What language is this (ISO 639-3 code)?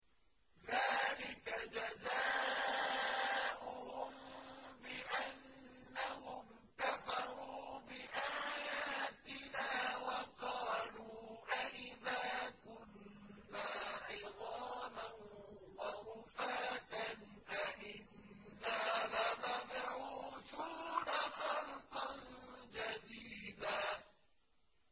ara